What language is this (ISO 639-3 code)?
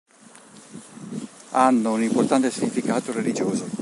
ita